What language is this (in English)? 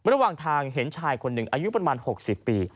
Thai